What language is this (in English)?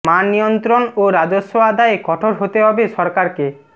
Bangla